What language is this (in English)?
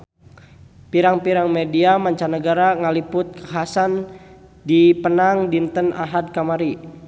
Sundanese